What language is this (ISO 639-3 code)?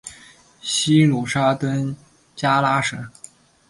zho